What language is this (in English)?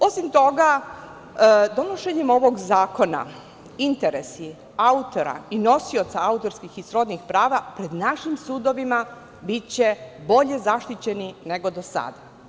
Serbian